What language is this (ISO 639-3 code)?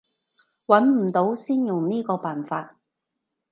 yue